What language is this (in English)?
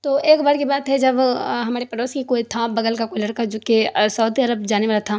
Urdu